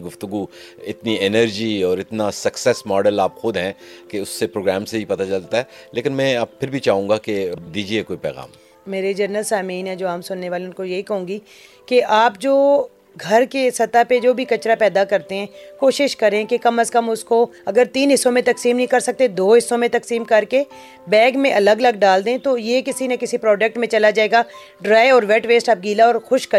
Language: Urdu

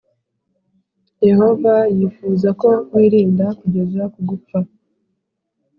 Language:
Kinyarwanda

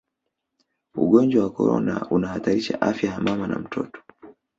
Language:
Swahili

